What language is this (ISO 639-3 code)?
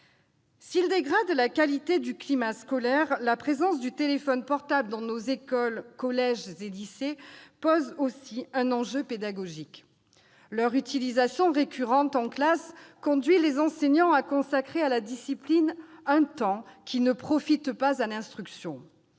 fra